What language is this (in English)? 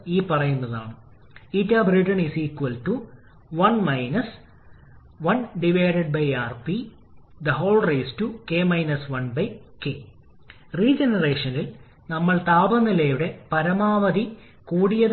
Malayalam